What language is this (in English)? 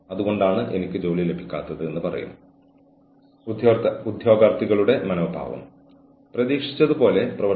Malayalam